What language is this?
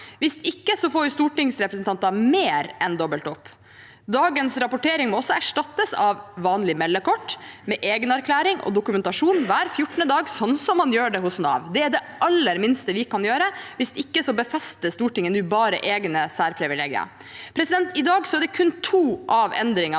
Norwegian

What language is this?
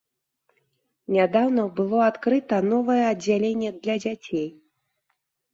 Belarusian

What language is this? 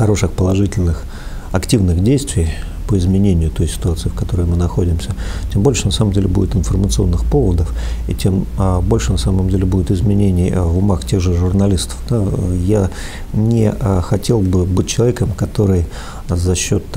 Russian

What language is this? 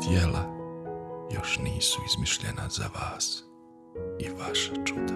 Croatian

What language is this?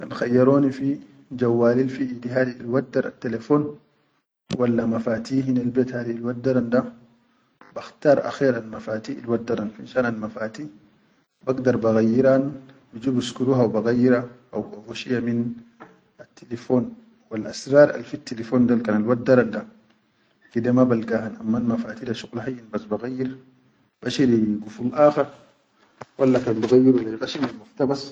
Chadian Arabic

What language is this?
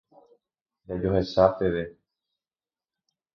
Guarani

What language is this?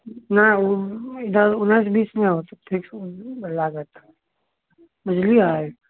Maithili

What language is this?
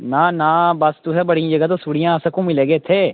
Dogri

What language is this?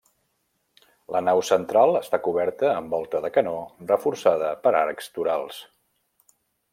Catalan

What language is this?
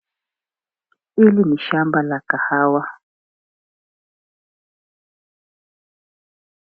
Swahili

